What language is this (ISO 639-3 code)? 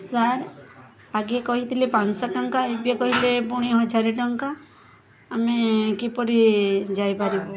ori